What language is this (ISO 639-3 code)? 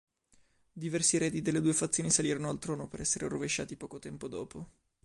ita